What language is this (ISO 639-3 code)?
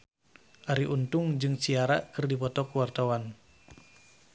sun